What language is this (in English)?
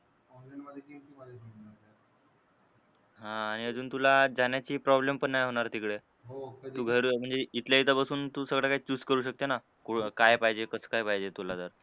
Marathi